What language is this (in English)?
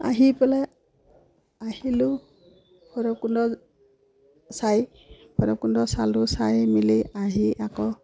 Assamese